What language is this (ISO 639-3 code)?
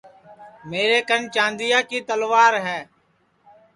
ssi